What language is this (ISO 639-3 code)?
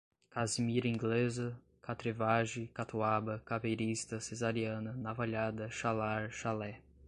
por